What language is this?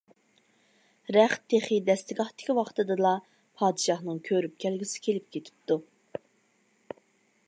Uyghur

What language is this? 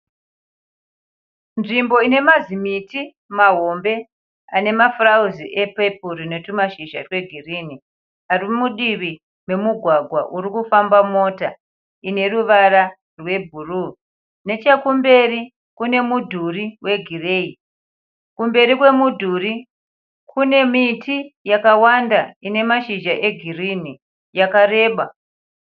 Shona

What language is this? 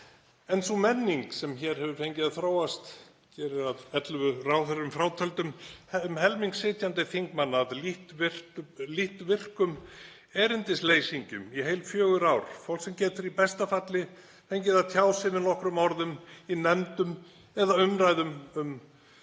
Icelandic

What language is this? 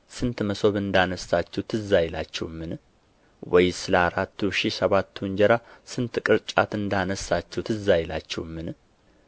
Amharic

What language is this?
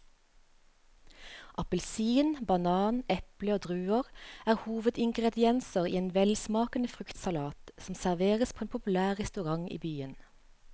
Norwegian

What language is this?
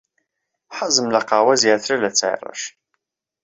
Central Kurdish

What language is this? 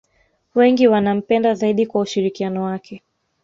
Swahili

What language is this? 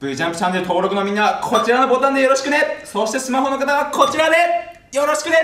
Japanese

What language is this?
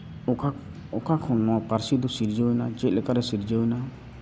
Santali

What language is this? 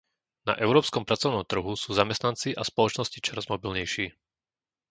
Slovak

